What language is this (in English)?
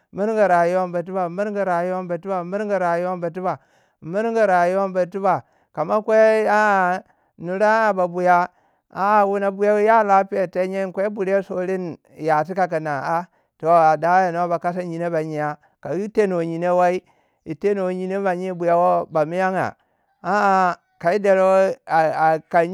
Waja